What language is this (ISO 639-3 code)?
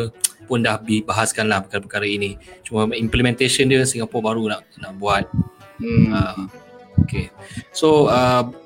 msa